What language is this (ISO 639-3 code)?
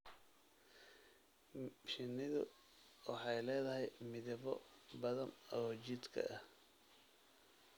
som